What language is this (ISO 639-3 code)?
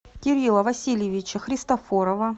rus